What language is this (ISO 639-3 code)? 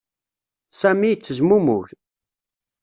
kab